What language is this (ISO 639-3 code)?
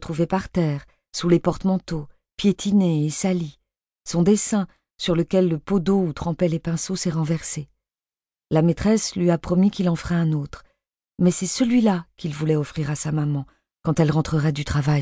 fra